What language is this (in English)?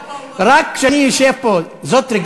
Hebrew